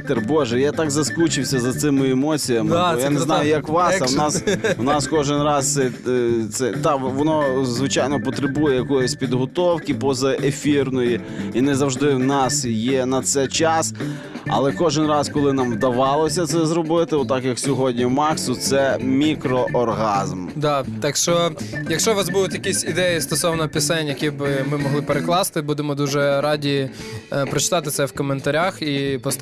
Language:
Ukrainian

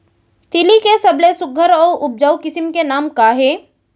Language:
Chhattisgarhi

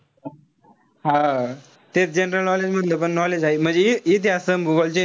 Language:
Marathi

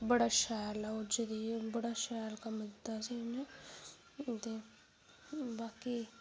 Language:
Dogri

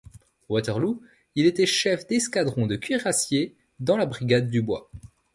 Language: French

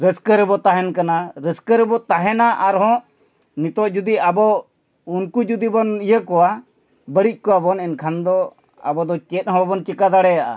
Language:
Santali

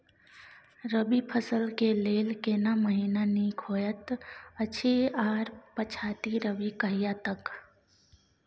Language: Maithili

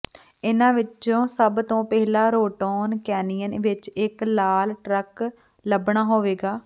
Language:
Punjabi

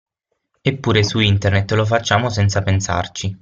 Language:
Italian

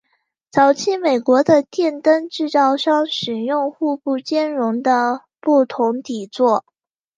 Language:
Chinese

